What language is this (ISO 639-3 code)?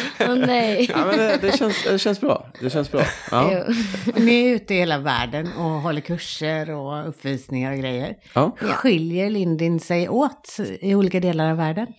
swe